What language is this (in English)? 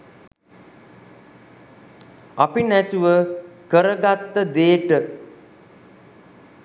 Sinhala